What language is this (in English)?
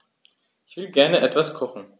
German